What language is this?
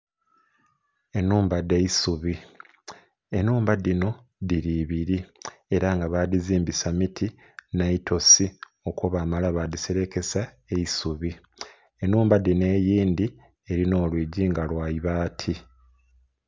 Soga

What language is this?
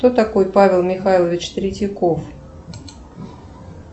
Russian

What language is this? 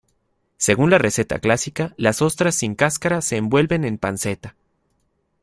Spanish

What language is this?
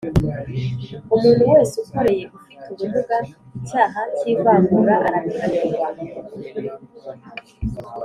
Kinyarwanda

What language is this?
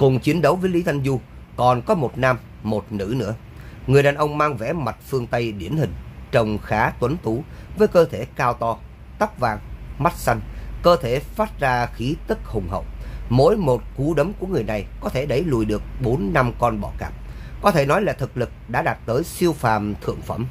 Vietnamese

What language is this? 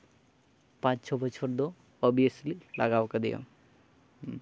Santali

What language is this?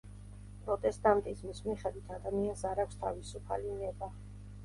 Georgian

